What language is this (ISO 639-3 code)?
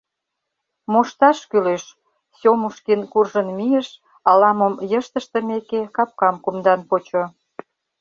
chm